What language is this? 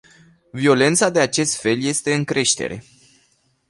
Romanian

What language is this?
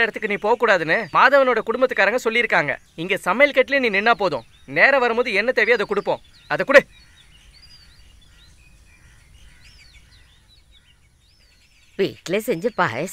Romanian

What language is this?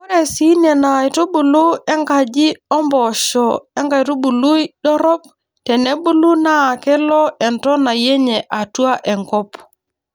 Masai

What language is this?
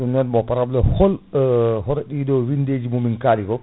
Fula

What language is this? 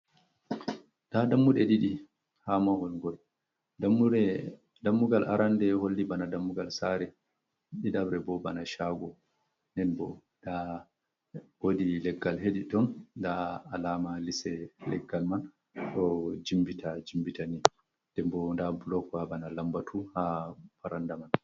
Fula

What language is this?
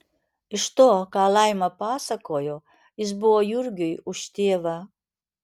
Lithuanian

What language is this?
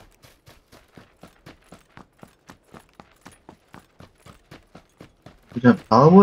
Korean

